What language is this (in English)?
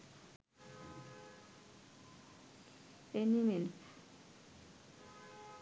Bangla